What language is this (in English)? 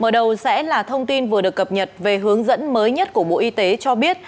Vietnamese